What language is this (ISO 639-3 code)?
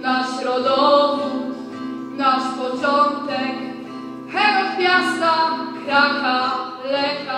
pol